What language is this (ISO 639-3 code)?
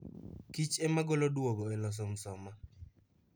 luo